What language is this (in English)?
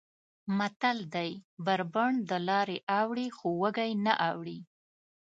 Pashto